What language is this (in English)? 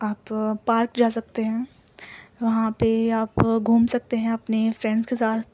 Urdu